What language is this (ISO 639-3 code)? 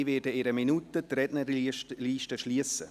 gsw